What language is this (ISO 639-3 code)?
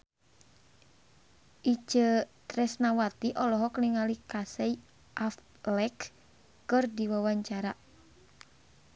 sun